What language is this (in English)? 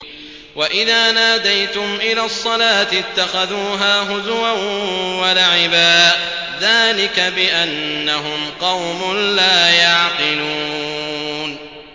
Arabic